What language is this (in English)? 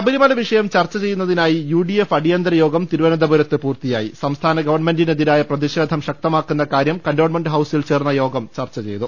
Malayalam